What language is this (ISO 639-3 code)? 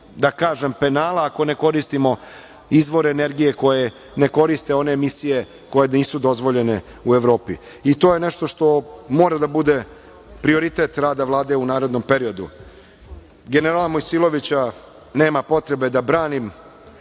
srp